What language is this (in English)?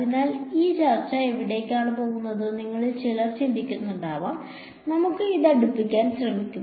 Malayalam